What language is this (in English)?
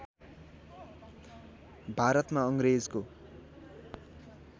Nepali